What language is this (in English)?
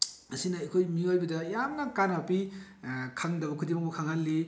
Manipuri